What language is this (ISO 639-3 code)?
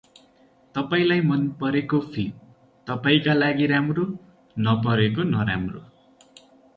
nep